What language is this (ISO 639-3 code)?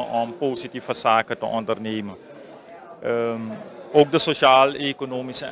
nld